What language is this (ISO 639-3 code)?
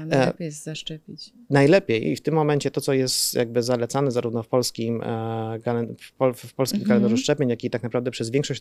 pol